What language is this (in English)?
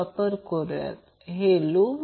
Marathi